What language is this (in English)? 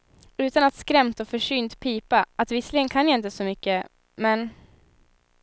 Swedish